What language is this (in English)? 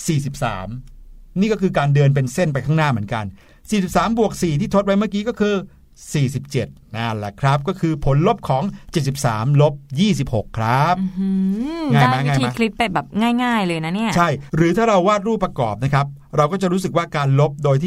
Thai